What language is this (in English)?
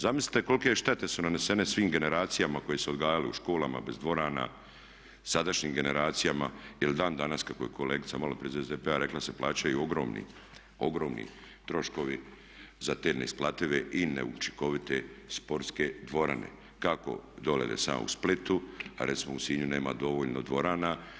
Croatian